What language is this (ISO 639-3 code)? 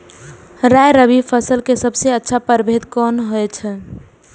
mai